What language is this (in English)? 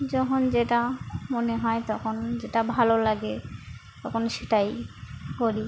Bangla